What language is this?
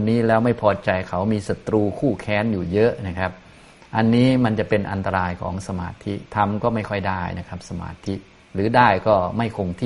Thai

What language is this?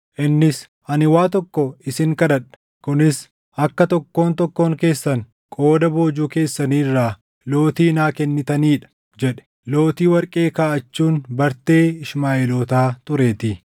Oromo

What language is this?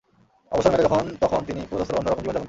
Bangla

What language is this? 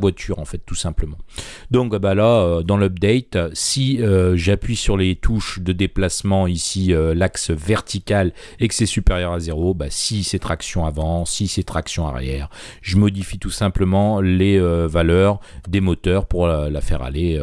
French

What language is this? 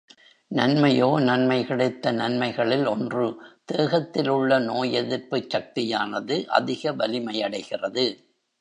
Tamil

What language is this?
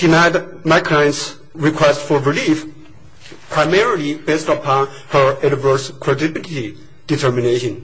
English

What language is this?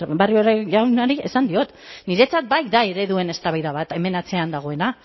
Basque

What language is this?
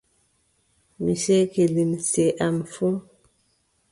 Adamawa Fulfulde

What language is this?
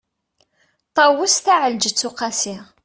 Kabyle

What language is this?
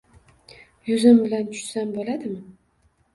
Uzbek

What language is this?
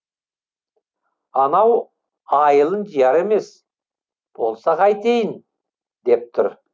Kazakh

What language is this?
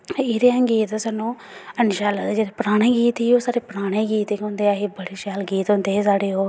Dogri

